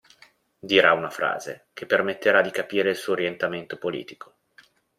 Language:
Italian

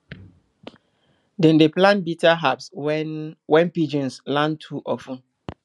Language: Nigerian Pidgin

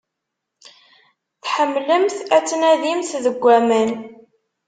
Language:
Kabyle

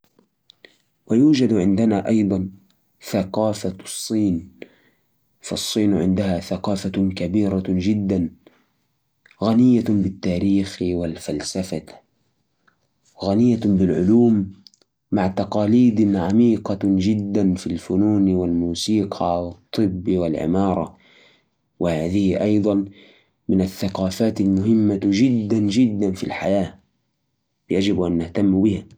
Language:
Najdi Arabic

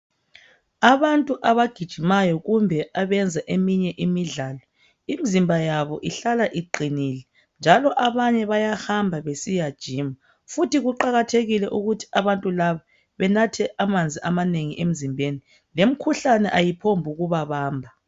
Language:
North Ndebele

